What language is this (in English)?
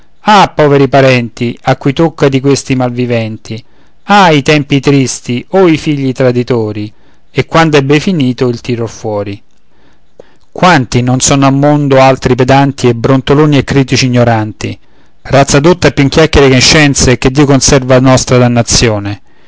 Italian